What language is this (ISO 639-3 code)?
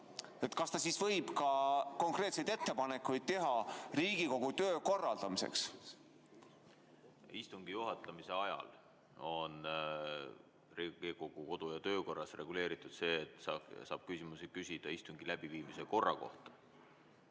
est